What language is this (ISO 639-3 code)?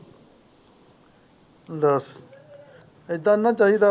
pan